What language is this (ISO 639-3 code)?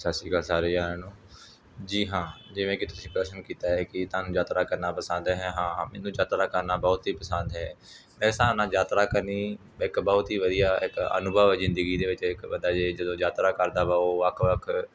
pan